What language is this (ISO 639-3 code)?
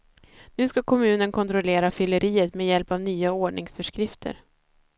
swe